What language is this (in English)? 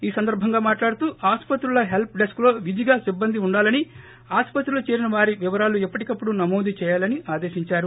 Telugu